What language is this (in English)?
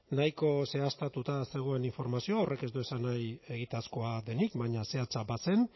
Basque